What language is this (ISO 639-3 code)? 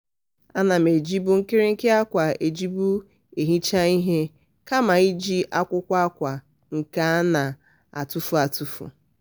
ibo